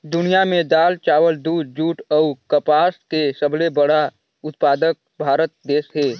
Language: Chhattisgarhi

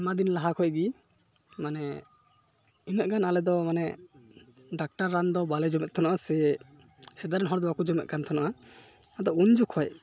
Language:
Santali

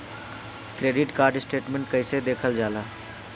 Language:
Bhojpuri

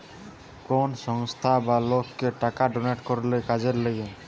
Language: Bangla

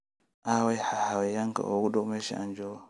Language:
Somali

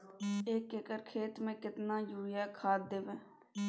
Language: Maithili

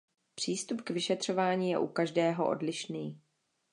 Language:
Czech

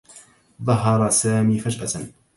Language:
Arabic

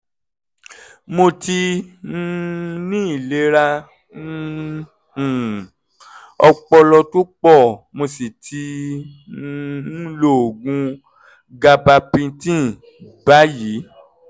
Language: Yoruba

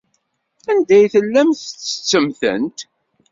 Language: Kabyle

